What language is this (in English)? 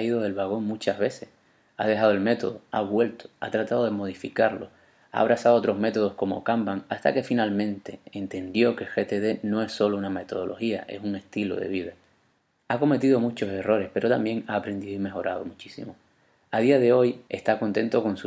Spanish